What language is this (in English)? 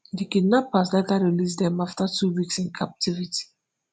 Nigerian Pidgin